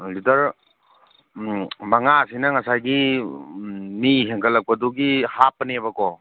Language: Manipuri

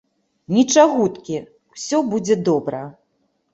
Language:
Belarusian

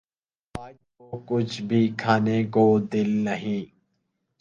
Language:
Urdu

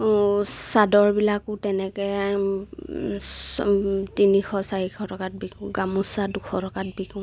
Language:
Assamese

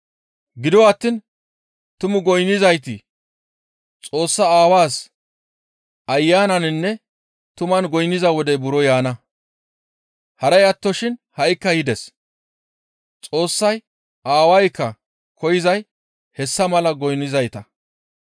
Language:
Gamo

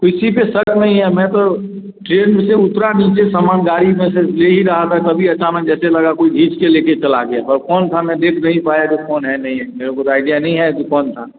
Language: Hindi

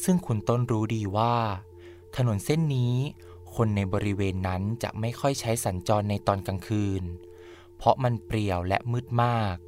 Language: Thai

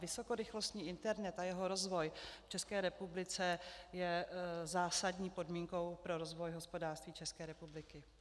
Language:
Czech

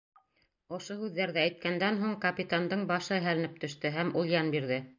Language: Bashkir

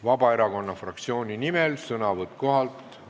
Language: Estonian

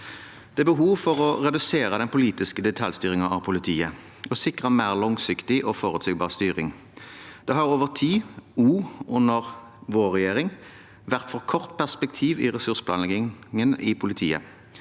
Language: Norwegian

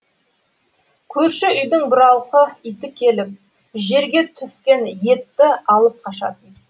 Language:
Kazakh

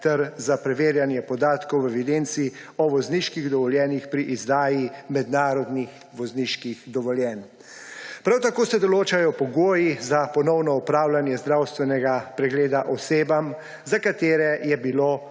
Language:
Slovenian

